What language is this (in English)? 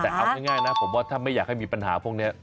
Thai